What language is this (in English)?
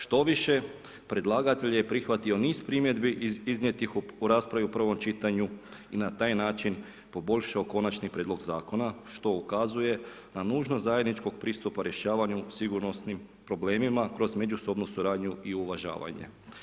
Croatian